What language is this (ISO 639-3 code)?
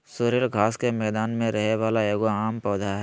mag